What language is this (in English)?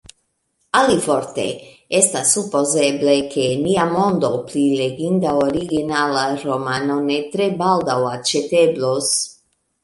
Esperanto